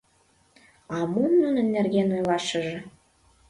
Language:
Mari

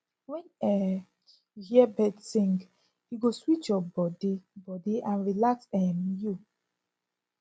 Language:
Nigerian Pidgin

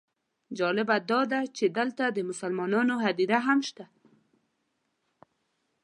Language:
Pashto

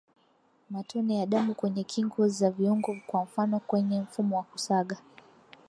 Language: Swahili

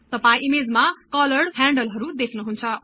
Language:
Nepali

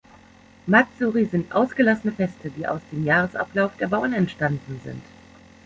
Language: German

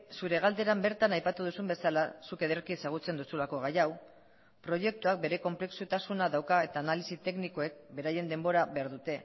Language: Basque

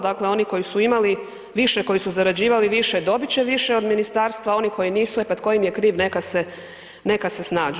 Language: Croatian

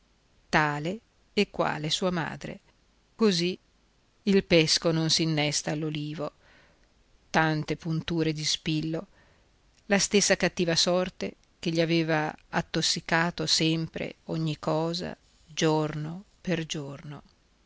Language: Italian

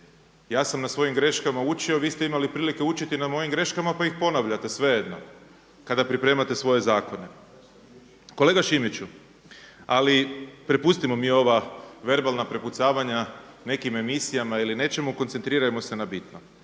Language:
Croatian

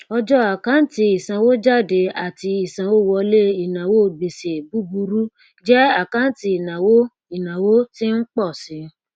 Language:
Yoruba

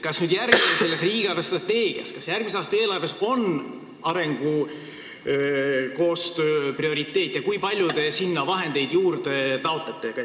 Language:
Estonian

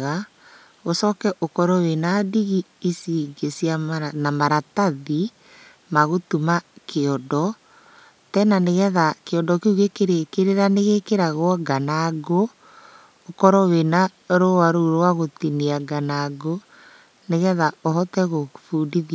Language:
Kikuyu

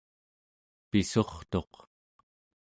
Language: Central Yupik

